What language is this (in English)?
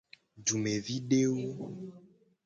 Gen